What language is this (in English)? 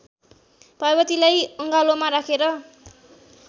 Nepali